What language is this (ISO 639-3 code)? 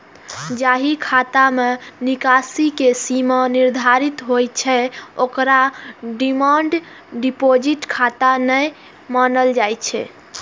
mai